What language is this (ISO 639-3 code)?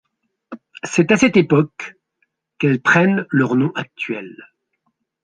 fra